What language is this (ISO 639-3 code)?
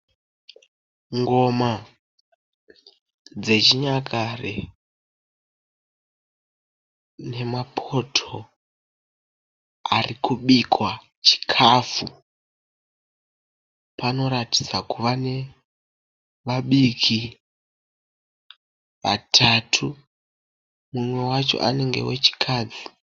sna